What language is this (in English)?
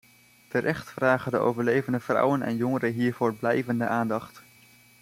Dutch